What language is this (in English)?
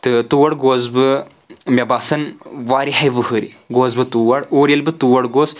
Kashmiri